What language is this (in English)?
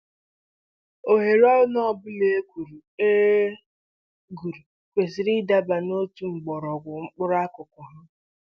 Igbo